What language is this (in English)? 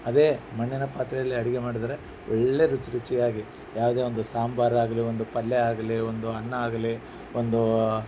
Kannada